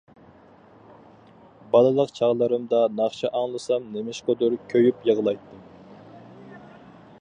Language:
Uyghur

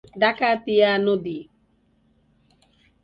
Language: Bangla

